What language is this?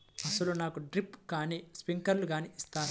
Telugu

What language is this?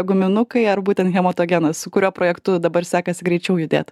Lithuanian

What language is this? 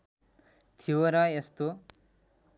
Nepali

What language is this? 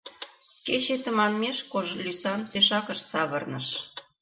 Mari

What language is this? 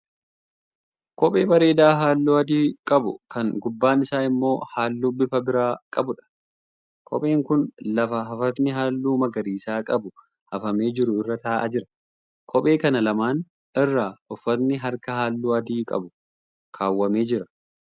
Oromo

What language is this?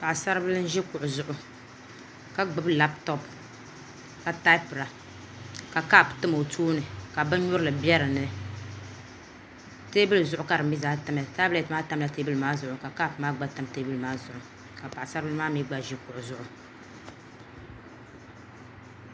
Dagbani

